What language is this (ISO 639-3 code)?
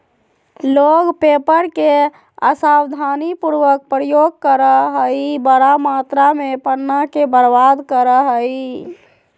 mag